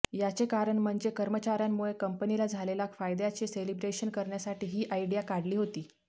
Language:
Marathi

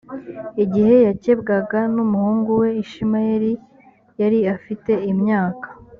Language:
Kinyarwanda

